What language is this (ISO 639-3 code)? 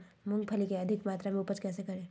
mag